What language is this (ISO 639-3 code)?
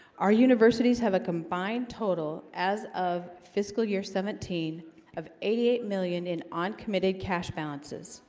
eng